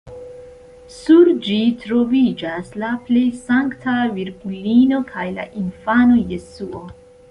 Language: Esperanto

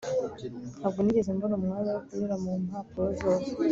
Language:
Kinyarwanda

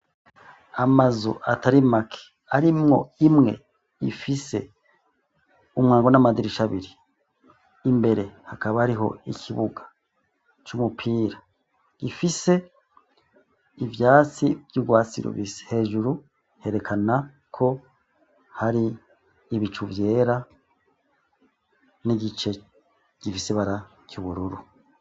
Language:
Rundi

